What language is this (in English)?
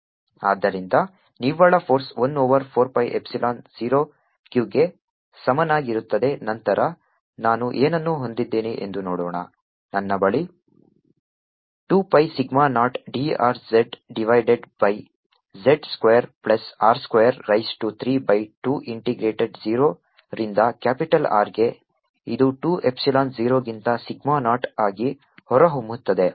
Kannada